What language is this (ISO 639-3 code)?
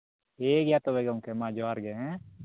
sat